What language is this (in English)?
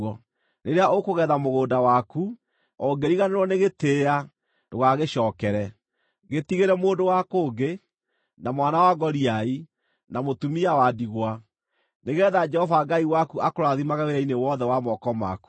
Kikuyu